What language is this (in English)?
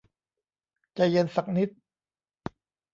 Thai